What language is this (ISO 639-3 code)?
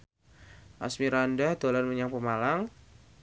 jav